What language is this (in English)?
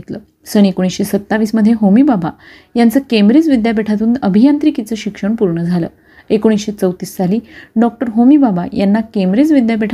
Marathi